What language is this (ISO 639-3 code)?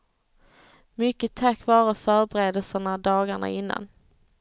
swe